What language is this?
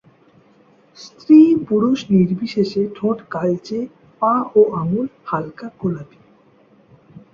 Bangla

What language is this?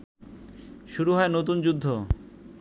Bangla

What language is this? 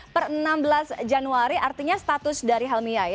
Indonesian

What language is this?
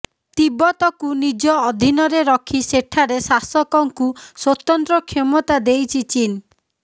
Odia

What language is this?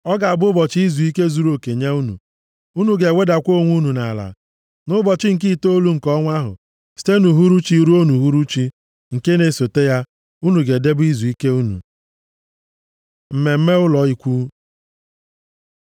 Igbo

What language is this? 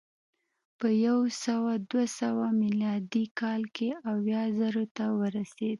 Pashto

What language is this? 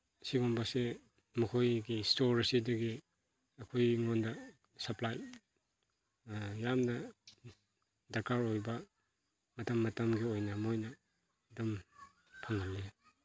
Manipuri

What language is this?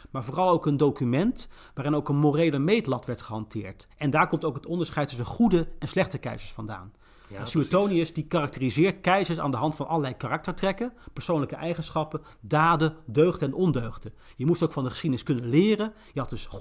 Dutch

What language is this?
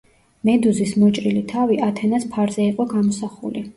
Georgian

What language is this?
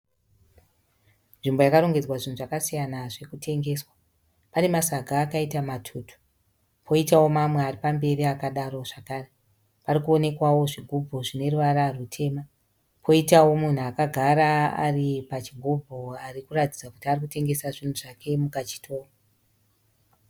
Shona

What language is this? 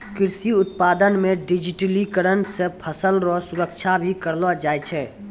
Maithili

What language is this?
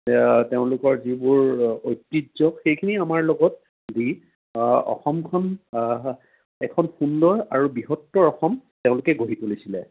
Assamese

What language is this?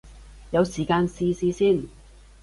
Cantonese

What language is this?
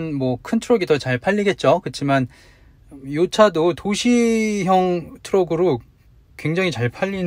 Korean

